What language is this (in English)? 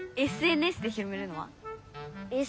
Japanese